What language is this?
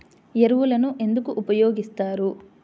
Telugu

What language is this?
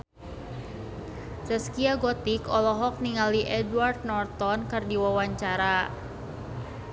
Sundanese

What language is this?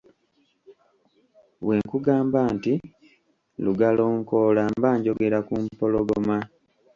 Ganda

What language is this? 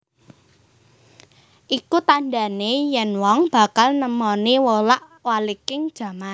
Javanese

